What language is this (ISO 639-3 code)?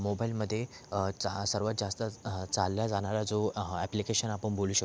mar